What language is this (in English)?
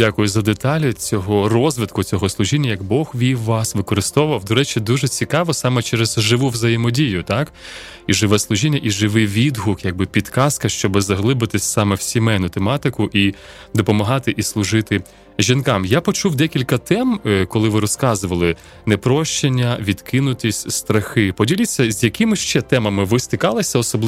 Ukrainian